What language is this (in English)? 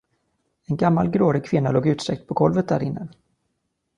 Swedish